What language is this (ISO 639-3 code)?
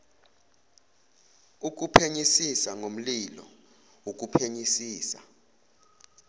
zul